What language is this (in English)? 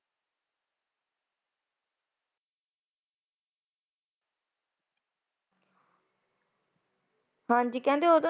Punjabi